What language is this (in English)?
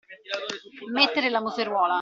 Italian